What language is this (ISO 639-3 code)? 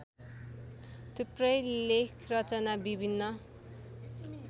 nep